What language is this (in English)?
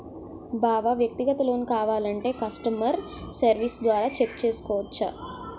Telugu